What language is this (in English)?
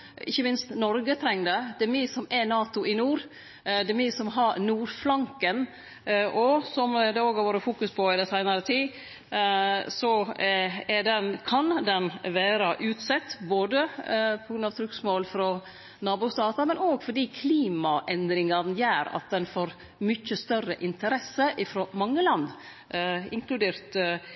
Norwegian Nynorsk